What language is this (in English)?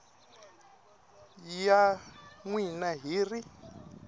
Tsonga